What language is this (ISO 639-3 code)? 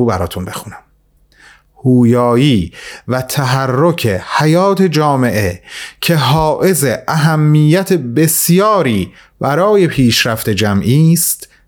fas